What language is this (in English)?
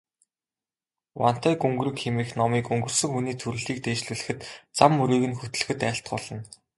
Mongolian